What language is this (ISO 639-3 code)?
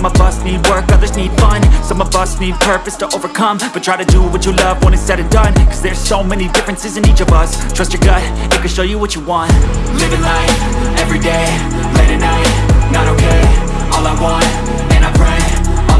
eng